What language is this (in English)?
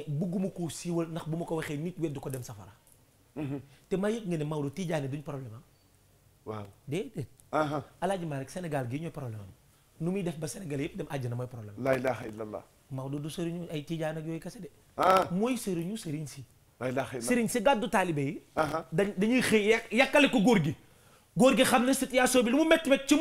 Arabic